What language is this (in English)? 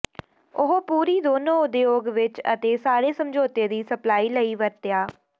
Punjabi